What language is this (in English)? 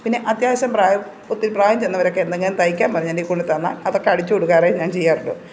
Malayalam